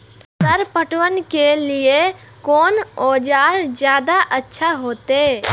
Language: Maithili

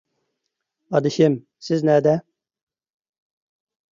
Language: Uyghur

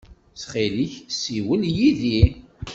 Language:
Kabyle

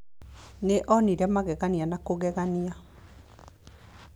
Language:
Kikuyu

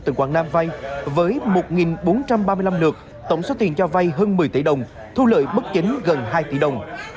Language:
Vietnamese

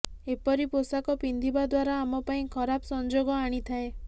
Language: Odia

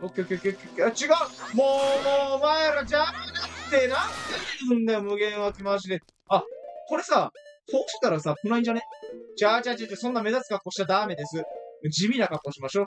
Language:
Japanese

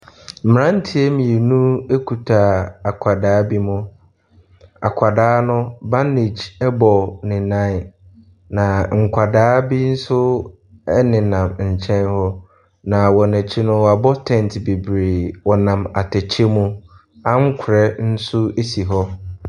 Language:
Akan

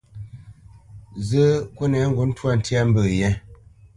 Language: Bamenyam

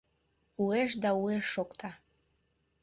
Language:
Mari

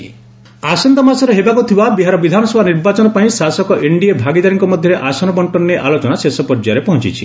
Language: Odia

